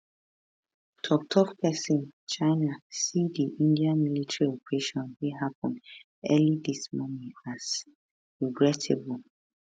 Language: Nigerian Pidgin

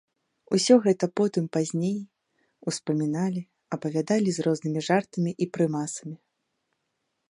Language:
Belarusian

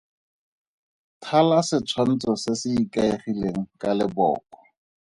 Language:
Tswana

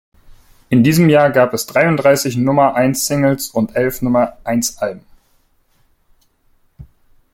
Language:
German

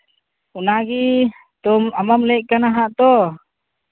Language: Santali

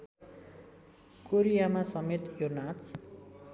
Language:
Nepali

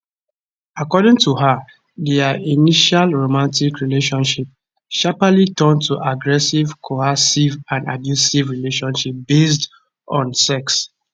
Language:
Nigerian Pidgin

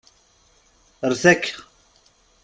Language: Kabyle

